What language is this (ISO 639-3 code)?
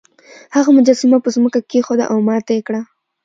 pus